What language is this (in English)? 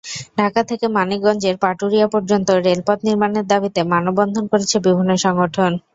Bangla